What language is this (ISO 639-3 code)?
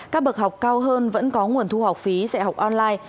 vie